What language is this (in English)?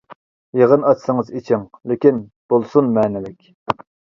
Uyghur